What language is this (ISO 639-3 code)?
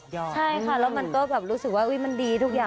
tha